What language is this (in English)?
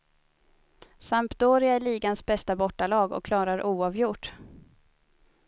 Swedish